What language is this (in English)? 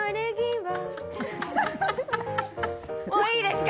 Japanese